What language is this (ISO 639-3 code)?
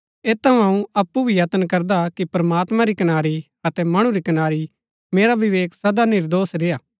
gbk